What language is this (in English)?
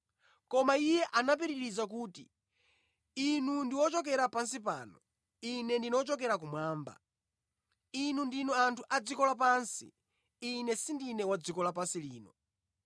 Nyanja